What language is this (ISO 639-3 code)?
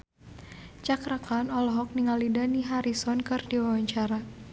sun